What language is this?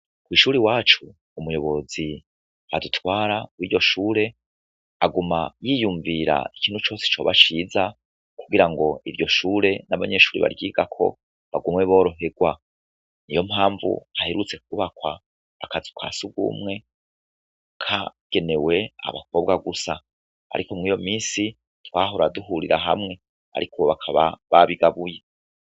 Rundi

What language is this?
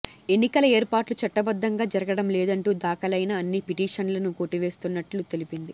Telugu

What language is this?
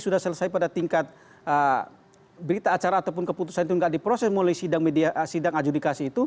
Indonesian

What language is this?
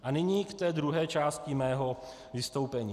Czech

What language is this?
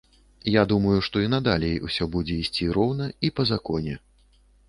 Belarusian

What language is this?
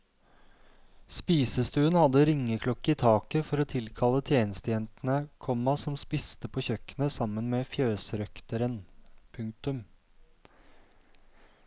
Norwegian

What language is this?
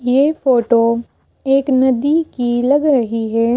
Hindi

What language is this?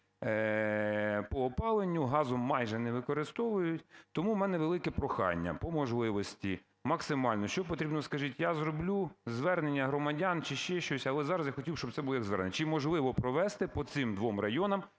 Ukrainian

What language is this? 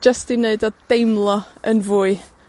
Welsh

